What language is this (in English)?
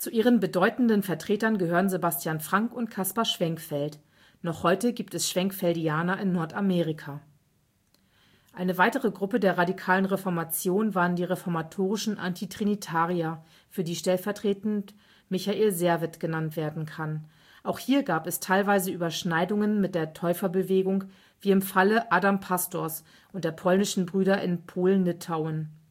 German